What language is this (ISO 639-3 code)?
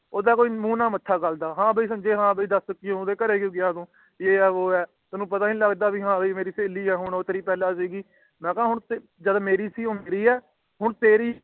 pan